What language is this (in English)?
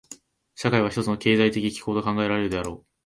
Japanese